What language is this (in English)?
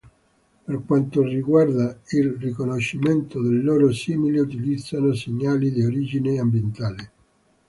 Italian